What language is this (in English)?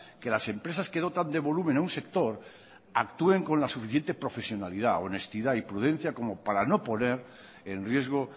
Spanish